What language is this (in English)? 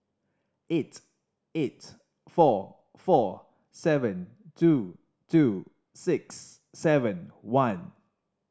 English